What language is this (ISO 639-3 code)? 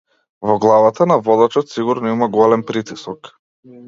mkd